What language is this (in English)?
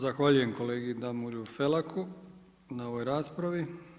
Croatian